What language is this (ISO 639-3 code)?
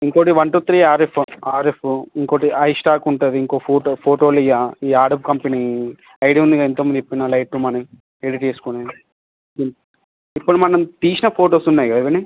tel